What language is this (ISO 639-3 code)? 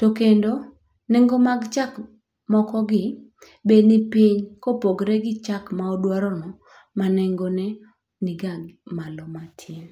luo